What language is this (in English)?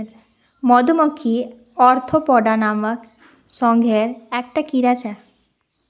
Magahi